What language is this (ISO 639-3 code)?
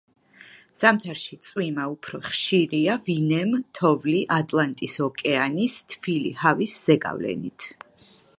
kat